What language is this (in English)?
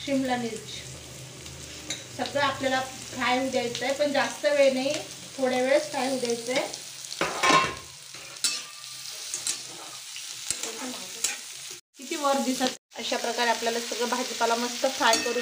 Hindi